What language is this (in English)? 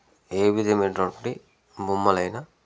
Telugu